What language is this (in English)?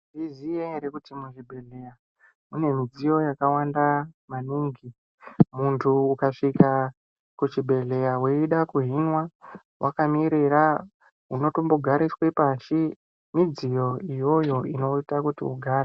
Ndau